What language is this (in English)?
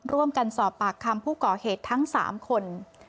Thai